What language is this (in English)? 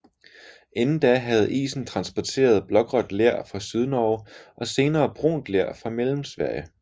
Danish